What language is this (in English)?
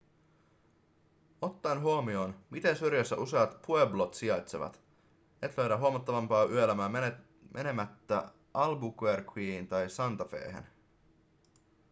Finnish